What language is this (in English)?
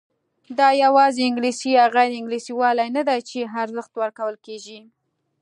Pashto